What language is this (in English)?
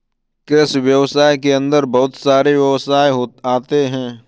Hindi